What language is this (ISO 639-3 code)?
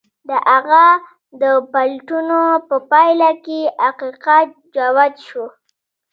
pus